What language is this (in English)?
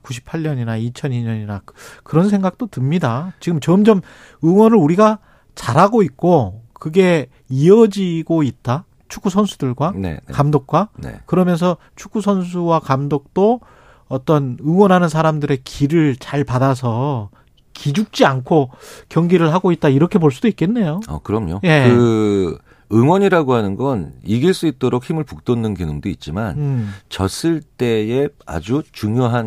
Korean